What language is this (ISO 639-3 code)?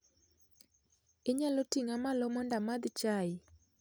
luo